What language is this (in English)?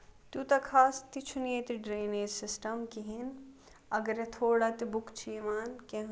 Kashmiri